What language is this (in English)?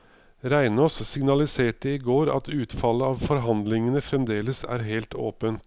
Norwegian